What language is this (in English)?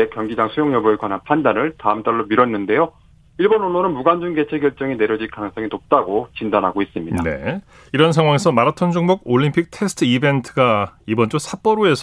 Korean